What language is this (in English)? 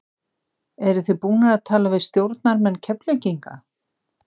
Icelandic